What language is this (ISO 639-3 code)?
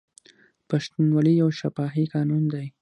pus